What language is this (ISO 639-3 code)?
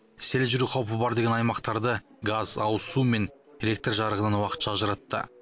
kaz